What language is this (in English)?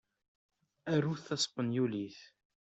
Kabyle